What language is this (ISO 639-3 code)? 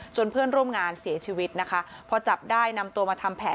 tha